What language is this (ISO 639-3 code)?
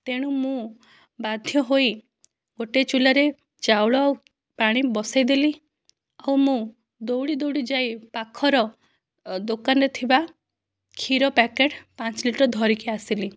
ori